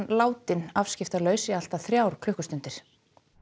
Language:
Icelandic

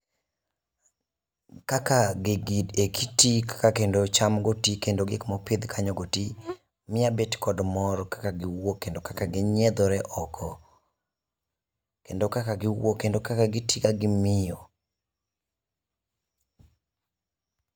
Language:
Luo (Kenya and Tanzania)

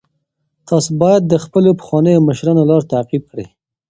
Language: Pashto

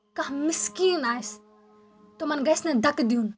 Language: Kashmiri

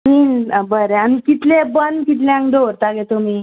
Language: Konkani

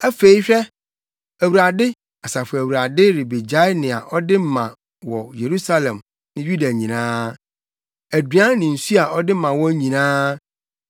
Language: Akan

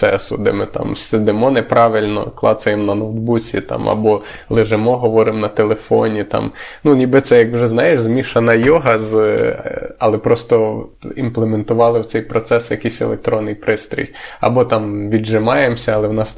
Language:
Ukrainian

